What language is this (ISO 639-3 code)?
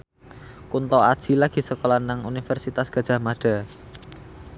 jav